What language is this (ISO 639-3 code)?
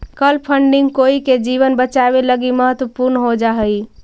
mag